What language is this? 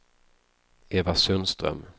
Swedish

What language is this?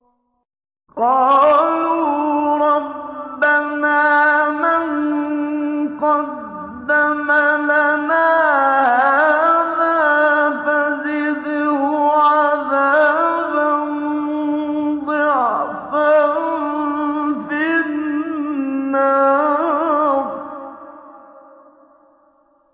Arabic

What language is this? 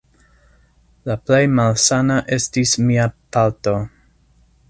Esperanto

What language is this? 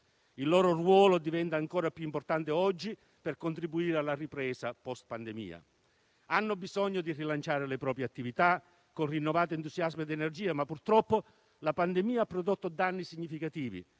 Italian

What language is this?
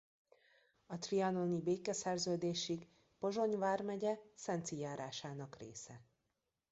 Hungarian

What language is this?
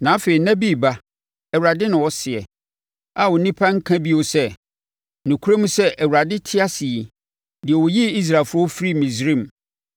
Akan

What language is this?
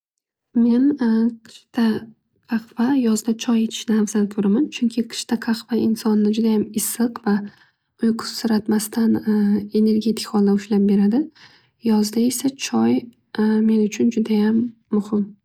Uzbek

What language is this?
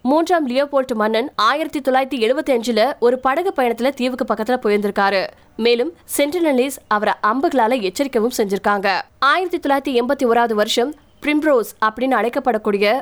Tamil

